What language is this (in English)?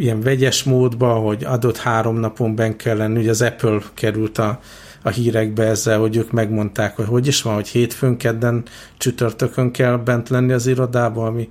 Hungarian